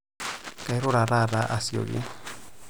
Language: Masai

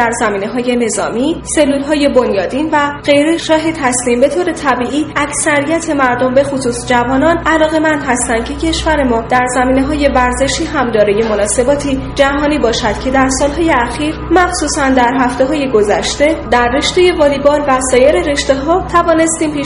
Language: Persian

